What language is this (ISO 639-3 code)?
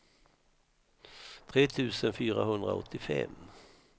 swe